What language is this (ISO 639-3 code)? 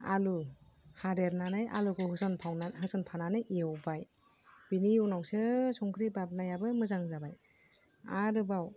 brx